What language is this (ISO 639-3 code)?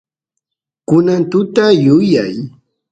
qus